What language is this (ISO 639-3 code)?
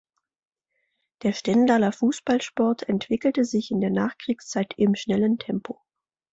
deu